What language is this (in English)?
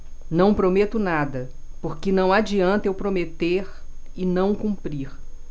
Portuguese